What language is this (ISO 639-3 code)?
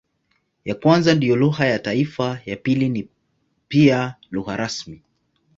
swa